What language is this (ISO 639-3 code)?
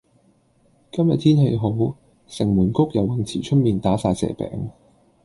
yue